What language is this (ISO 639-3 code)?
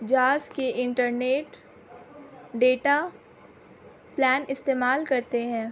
urd